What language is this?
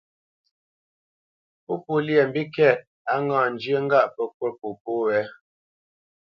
Bamenyam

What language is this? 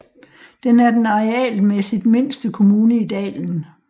Danish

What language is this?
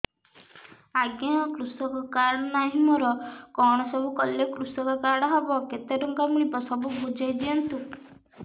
Odia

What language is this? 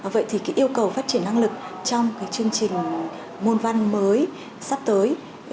Vietnamese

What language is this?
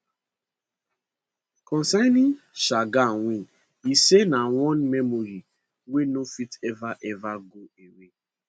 Nigerian Pidgin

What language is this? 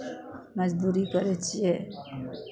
Maithili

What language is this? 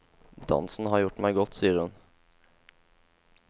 Norwegian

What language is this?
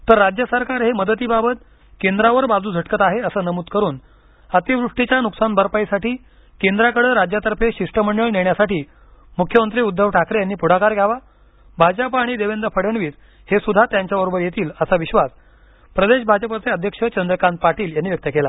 Marathi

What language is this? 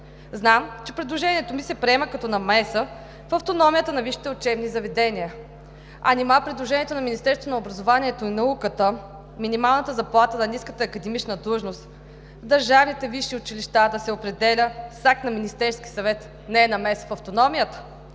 Bulgarian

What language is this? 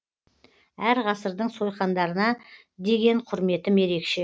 Kazakh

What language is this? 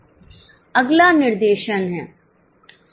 Hindi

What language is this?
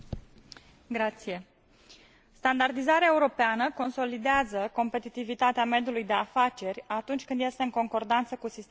Romanian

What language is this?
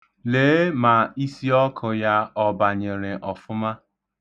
Igbo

